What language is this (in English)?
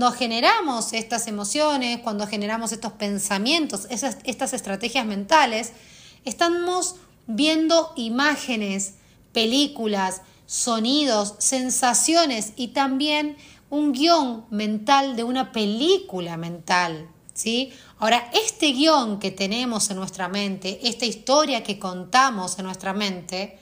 Spanish